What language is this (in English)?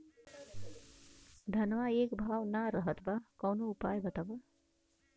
Bhojpuri